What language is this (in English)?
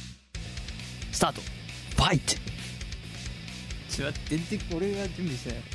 Japanese